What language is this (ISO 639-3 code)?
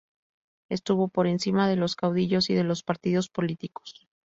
spa